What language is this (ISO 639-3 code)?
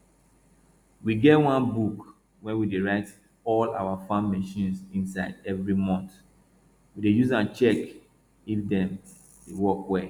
pcm